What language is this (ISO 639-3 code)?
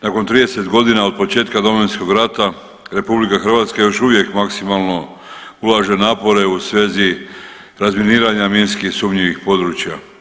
hrv